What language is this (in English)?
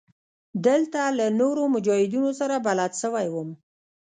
Pashto